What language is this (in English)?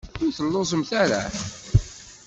Kabyle